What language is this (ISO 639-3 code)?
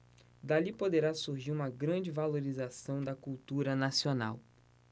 por